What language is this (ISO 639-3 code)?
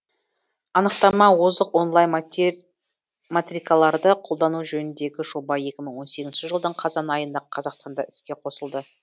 kaz